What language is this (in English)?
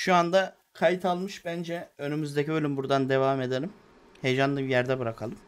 Turkish